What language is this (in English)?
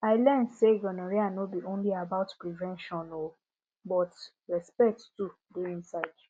Nigerian Pidgin